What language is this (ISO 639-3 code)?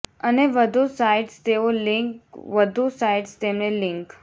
guj